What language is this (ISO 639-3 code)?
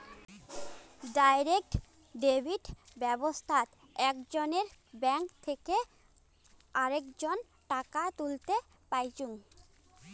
ben